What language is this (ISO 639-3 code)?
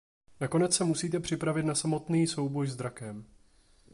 ces